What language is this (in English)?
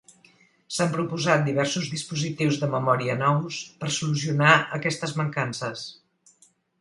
Catalan